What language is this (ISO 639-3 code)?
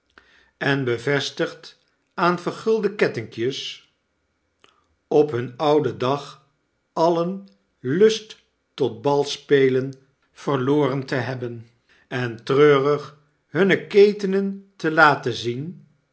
nld